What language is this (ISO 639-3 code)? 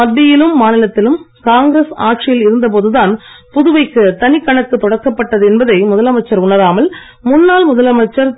tam